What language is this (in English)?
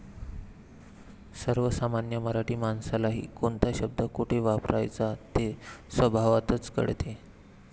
Marathi